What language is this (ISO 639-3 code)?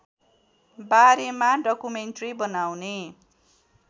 nep